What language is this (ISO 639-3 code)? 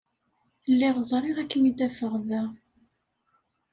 kab